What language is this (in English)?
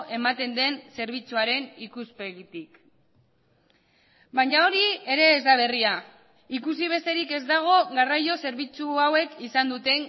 Basque